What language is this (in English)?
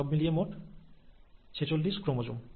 Bangla